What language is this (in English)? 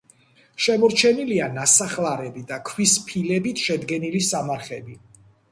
Georgian